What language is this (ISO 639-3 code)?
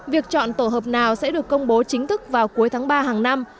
vie